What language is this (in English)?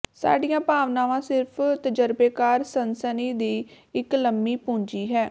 Punjabi